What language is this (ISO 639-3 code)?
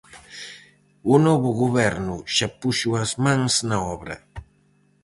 glg